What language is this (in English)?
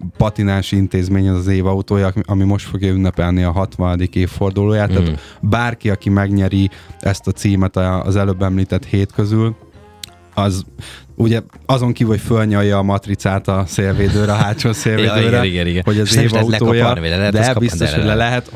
Hungarian